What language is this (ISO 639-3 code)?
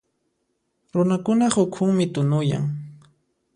qxp